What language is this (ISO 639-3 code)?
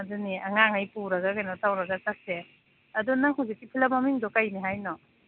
mni